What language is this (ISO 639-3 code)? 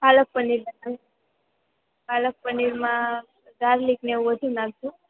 guj